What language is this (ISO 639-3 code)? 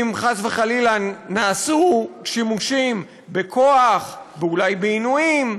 heb